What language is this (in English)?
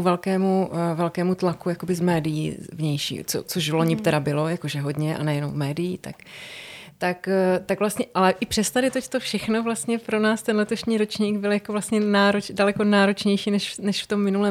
Czech